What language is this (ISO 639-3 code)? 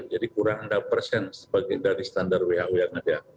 ind